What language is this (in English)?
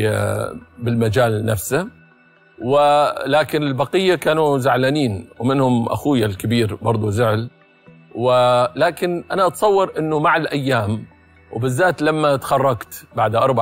Arabic